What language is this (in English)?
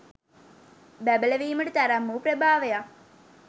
Sinhala